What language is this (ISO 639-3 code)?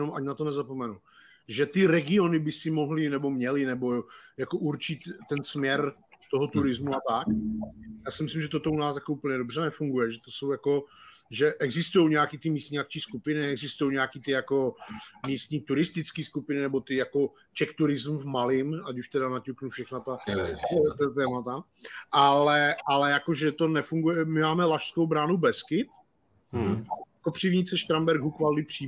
ces